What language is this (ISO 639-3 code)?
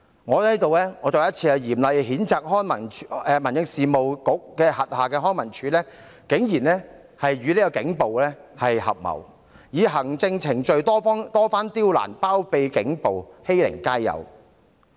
yue